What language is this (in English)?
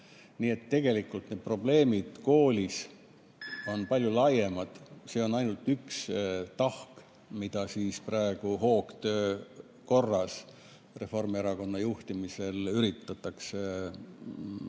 Estonian